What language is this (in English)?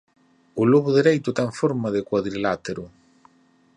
Galician